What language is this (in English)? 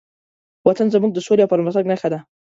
Pashto